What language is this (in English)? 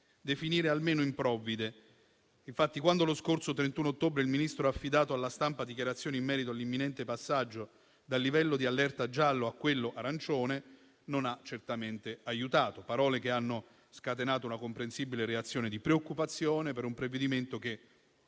Italian